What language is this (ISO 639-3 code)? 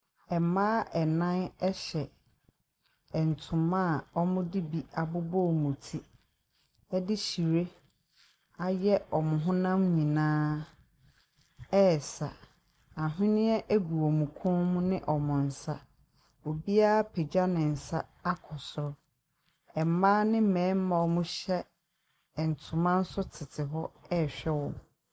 aka